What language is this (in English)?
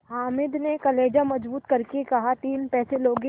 Hindi